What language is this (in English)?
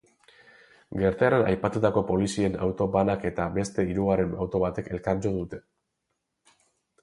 Basque